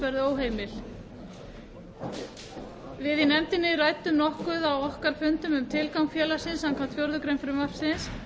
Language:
Icelandic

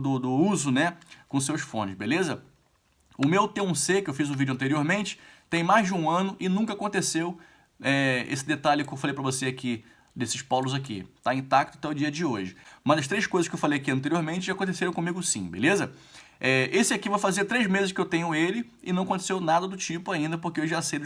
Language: Portuguese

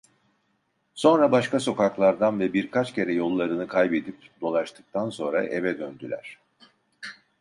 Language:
Turkish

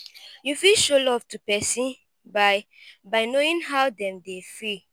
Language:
Nigerian Pidgin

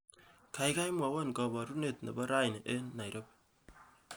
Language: Kalenjin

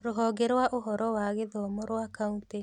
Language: Kikuyu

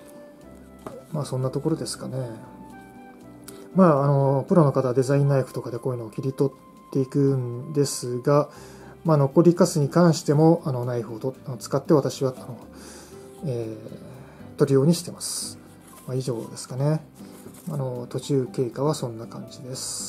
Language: Japanese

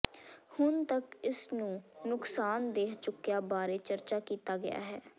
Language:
Punjabi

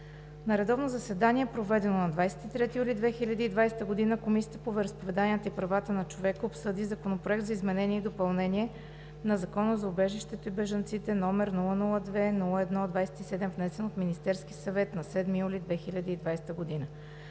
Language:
Bulgarian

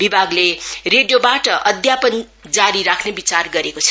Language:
Nepali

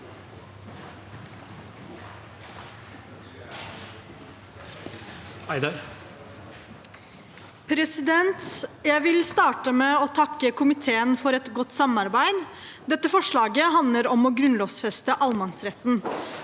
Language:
Norwegian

